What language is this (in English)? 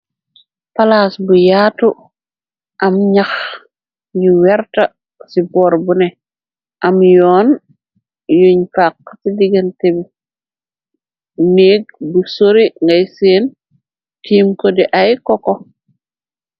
Wolof